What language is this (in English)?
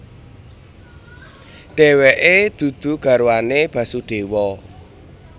Javanese